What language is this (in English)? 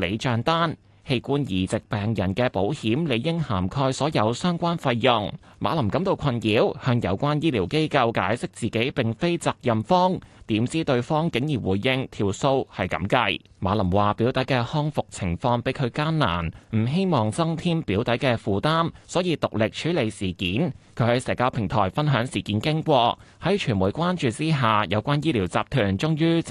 Chinese